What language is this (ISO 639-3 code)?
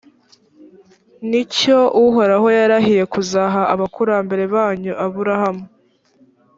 kin